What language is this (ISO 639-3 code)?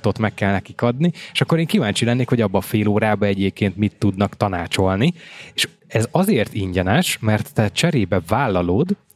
hun